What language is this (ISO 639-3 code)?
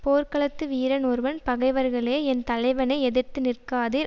tam